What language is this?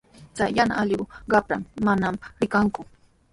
Sihuas Ancash Quechua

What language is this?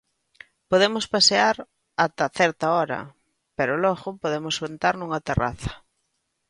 Galician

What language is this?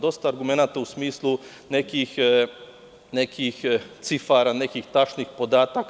Serbian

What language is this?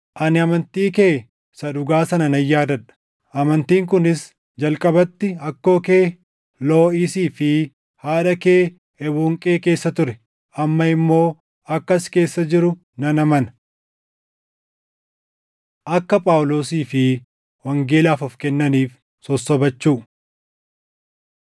Oromo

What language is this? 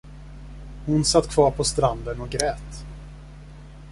Swedish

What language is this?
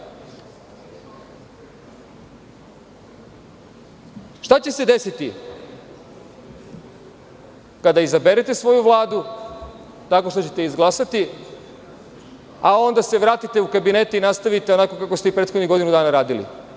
Serbian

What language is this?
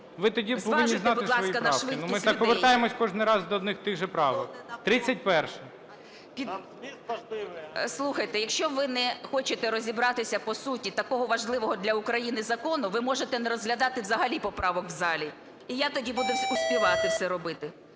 Ukrainian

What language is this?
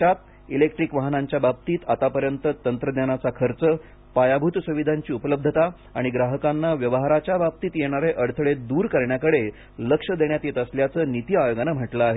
Marathi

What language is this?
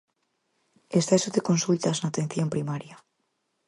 Galician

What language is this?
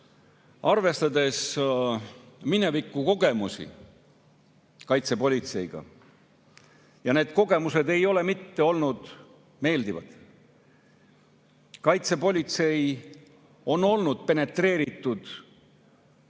Estonian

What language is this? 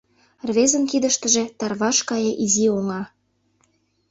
Mari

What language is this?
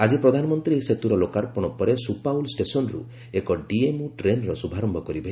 Odia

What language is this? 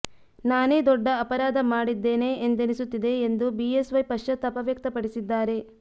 Kannada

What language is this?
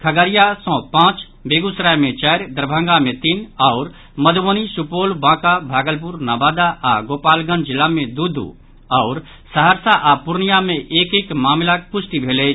Maithili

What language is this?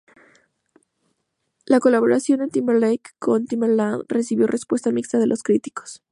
Spanish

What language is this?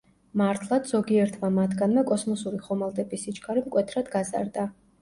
Georgian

